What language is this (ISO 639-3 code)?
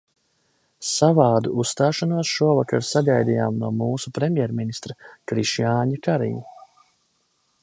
lav